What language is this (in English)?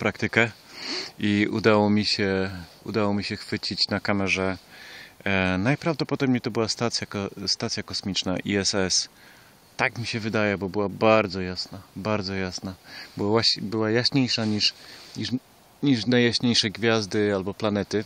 Polish